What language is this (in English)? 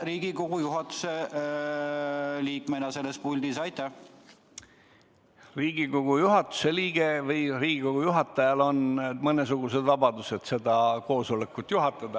Estonian